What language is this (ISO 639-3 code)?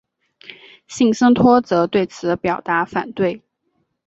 zho